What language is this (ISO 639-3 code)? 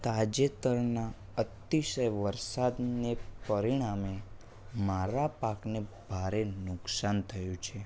guj